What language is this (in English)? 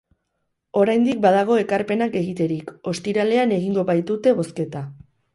Basque